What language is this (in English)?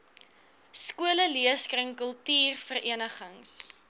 Afrikaans